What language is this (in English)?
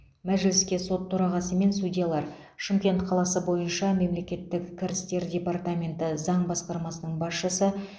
Kazakh